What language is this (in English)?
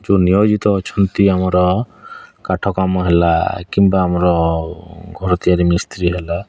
Odia